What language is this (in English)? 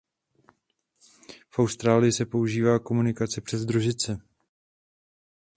Czech